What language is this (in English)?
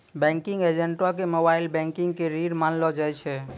Maithili